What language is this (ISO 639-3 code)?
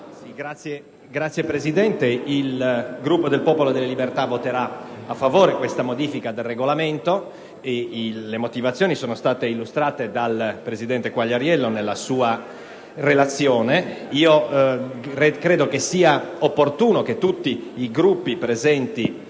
ita